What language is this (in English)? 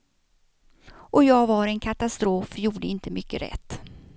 Swedish